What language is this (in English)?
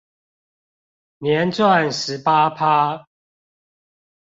Chinese